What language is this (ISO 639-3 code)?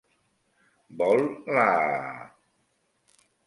cat